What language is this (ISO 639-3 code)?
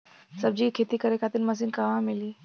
bho